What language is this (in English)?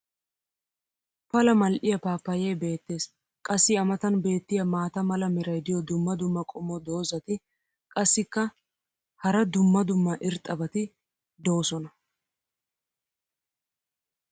Wolaytta